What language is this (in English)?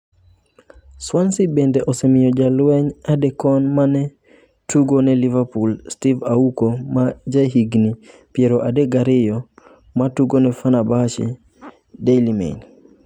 Luo (Kenya and Tanzania)